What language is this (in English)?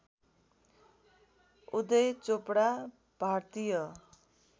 Nepali